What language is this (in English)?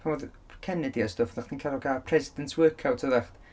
Welsh